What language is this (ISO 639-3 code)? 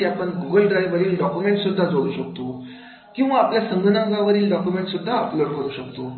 mar